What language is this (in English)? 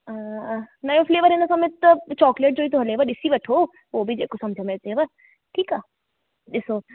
Sindhi